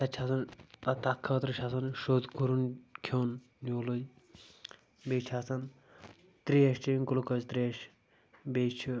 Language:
Kashmiri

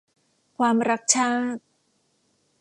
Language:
Thai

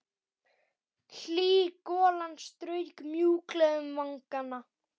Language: Icelandic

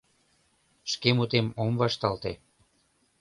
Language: Mari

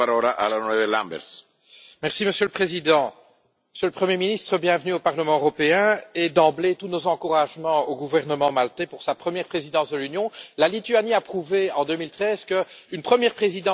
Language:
French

